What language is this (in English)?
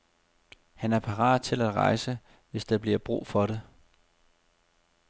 Danish